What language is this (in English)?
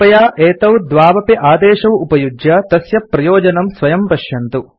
Sanskrit